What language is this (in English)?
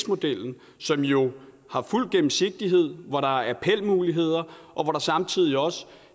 Danish